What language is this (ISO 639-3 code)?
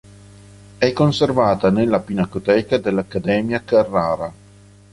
ita